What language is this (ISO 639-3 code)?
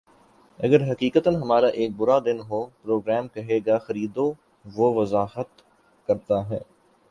urd